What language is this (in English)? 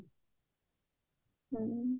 Odia